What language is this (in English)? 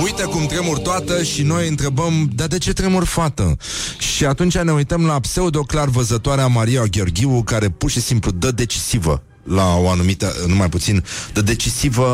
Romanian